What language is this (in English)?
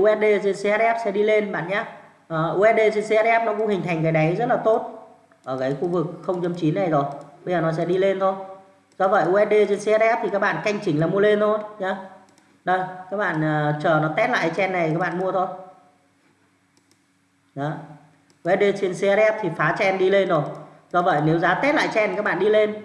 Vietnamese